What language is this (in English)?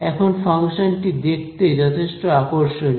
Bangla